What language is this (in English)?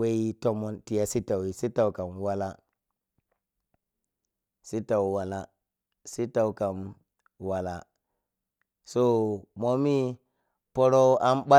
Piya-Kwonci